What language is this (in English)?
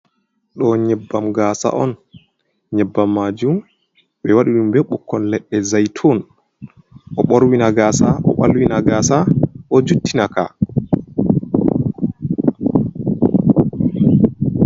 Fula